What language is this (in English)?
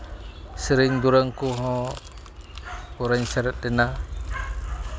Santali